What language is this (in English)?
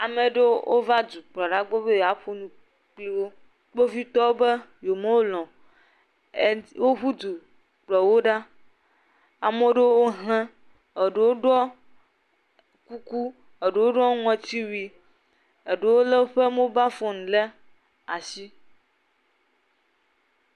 Ewe